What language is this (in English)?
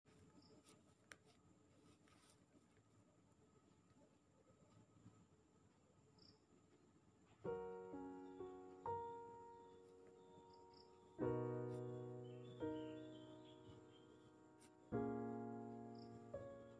Indonesian